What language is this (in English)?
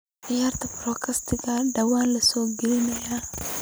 Somali